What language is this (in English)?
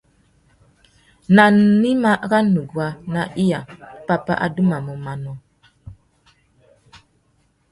Tuki